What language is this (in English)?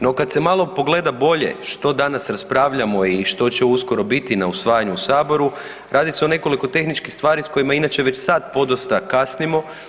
Croatian